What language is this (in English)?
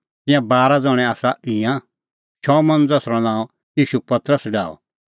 Kullu Pahari